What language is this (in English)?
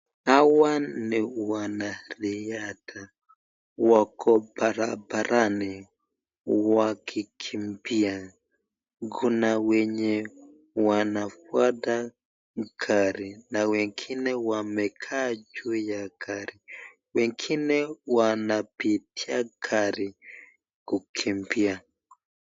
Swahili